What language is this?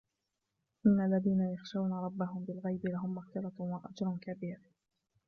Arabic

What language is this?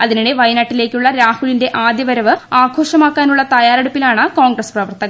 Malayalam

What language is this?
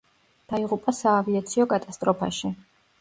Georgian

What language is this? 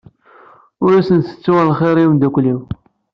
Kabyle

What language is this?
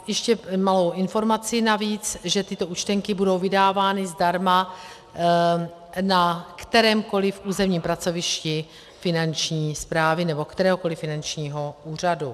Czech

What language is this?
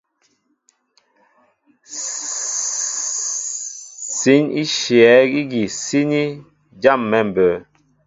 Mbo (Cameroon)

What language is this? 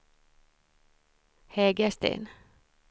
Swedish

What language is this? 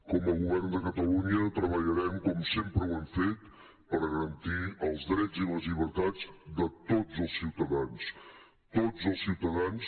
Catalan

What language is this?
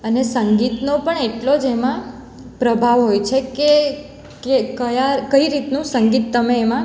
Gujarati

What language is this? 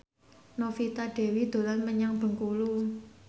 Javanese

